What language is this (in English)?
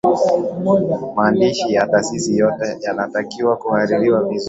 Swahili